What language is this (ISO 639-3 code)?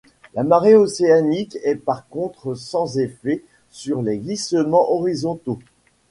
fra